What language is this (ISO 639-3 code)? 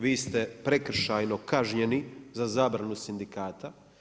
hrv